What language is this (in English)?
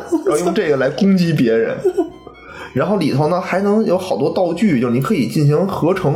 Chinese